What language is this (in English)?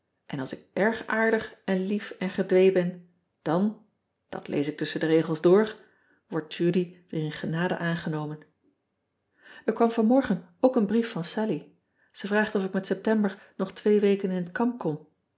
Dutch